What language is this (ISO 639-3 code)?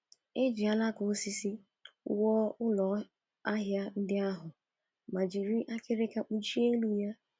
ibo